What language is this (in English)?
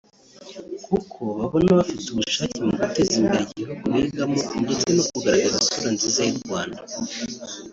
Kinyarwanda